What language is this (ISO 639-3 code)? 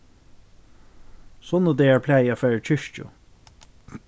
fao